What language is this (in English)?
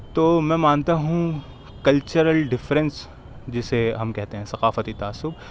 Urdu